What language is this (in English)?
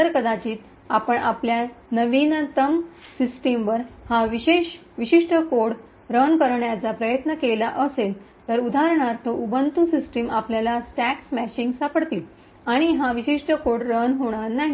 Marathi